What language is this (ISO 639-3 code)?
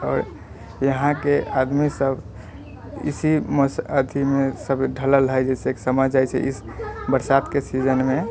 mai